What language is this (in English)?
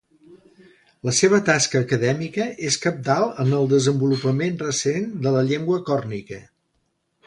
Catalan